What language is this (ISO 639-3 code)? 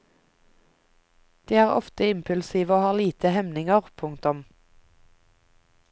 nor